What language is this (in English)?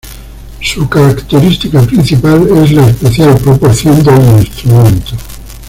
Spanish